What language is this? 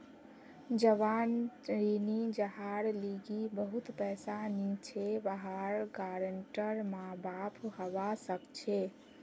Magahi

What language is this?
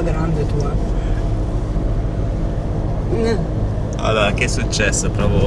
Italian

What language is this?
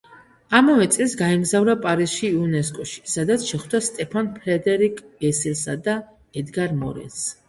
Georgian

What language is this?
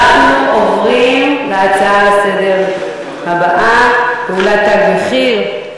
Hebrew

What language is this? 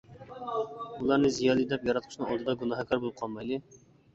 Uyghur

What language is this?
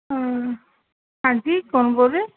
Punjabi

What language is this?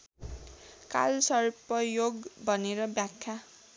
Nepali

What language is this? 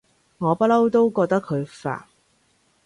Cantonese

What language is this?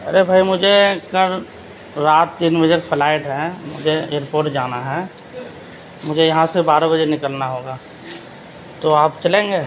Urdu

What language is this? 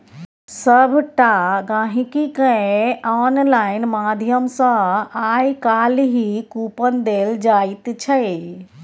Maithili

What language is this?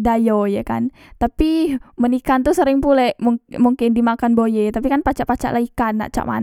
Musi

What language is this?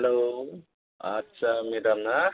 Bodo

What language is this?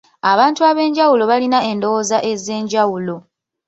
Ganda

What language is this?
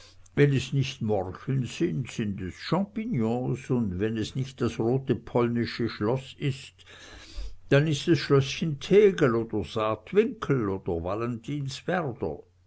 German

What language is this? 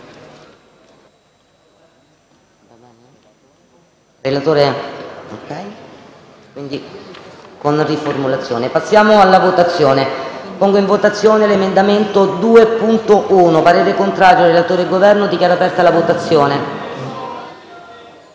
Italian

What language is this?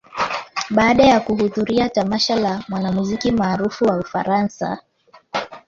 Swahili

